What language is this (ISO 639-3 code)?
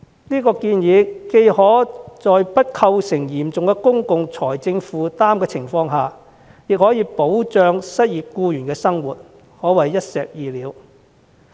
yue